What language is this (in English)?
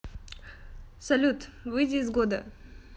Russian